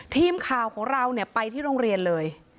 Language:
Thai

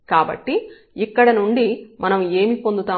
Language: Telugu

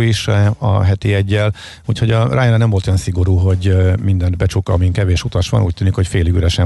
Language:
Hungarian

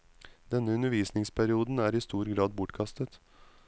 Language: Norwegian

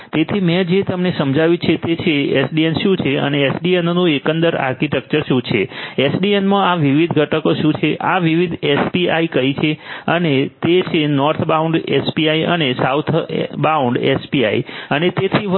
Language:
Gujarati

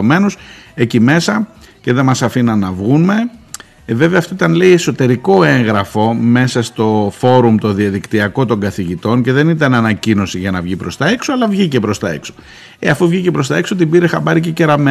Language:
Greek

